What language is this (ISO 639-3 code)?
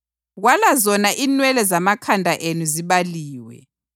nde